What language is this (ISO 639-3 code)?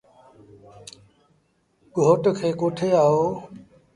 sbn